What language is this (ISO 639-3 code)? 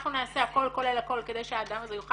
heb